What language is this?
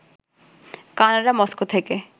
Bangla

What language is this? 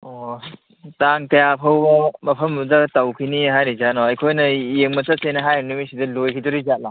Manipuri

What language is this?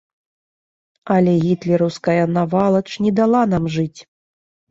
Belarusian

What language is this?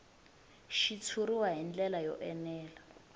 Tsonga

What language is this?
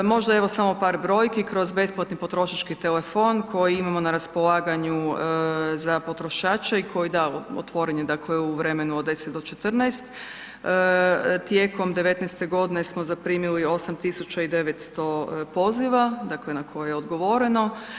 Croatian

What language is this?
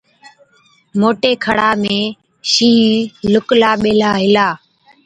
Od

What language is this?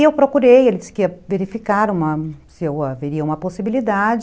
Portuguese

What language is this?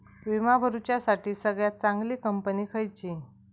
Marathi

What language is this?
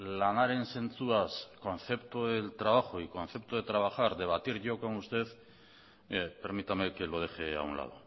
Spanish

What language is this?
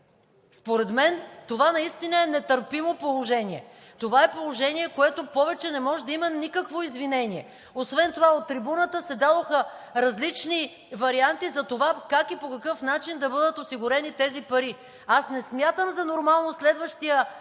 Bulgarian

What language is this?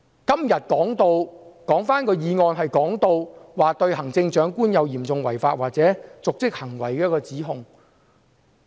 Cantonese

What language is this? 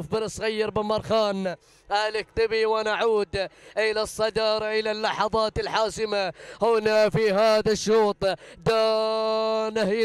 Arabic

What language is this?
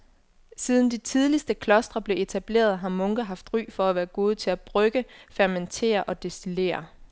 Danish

